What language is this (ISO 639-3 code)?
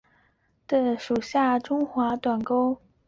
zho